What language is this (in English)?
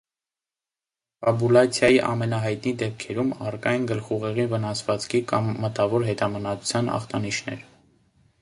Armenian